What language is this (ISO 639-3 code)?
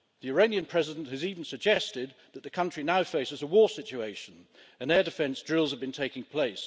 eng